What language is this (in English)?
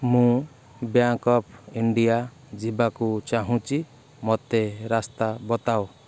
Odia